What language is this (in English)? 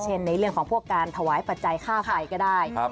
Thai